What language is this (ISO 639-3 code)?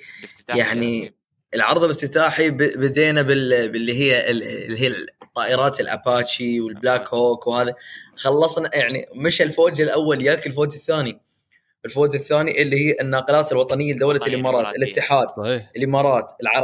ara